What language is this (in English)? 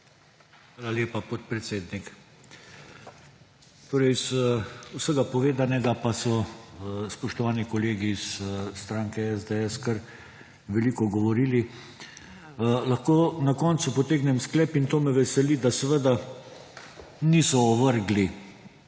Slovenian